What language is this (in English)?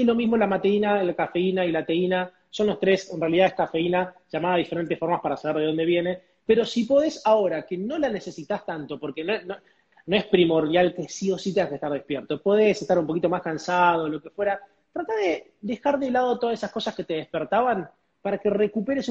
Spanish